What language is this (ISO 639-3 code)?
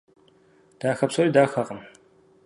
kbd